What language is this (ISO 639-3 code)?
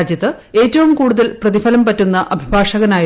mal